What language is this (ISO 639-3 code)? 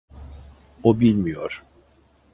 tur